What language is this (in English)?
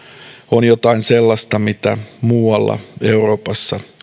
Finnish